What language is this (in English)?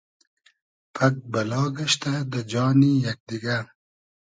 Hazaragi